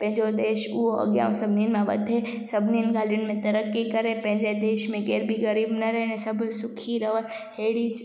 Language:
Sindhi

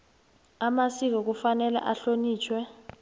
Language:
South Ndebele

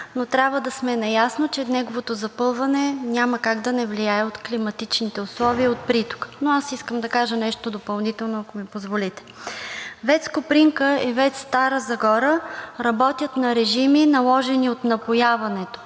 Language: Bulgarian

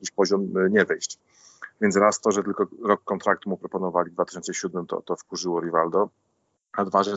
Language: Polish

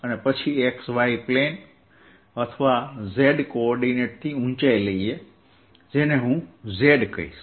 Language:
Gujarati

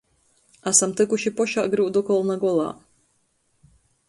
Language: Latgalian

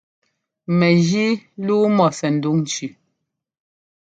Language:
Ngomba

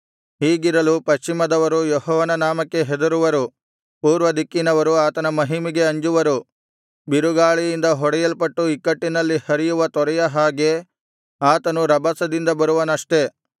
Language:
Kannada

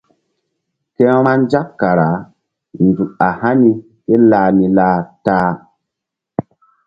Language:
Mbum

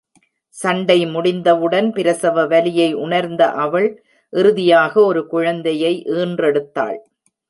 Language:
Tamil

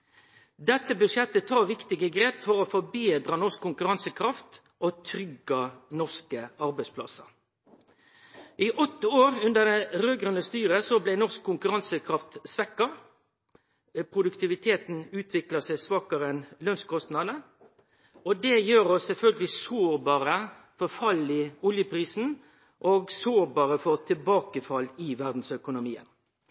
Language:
Norwegian Nynorsk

